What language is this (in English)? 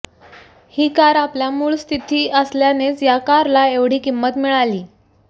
Marathi